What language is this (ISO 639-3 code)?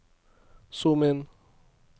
nor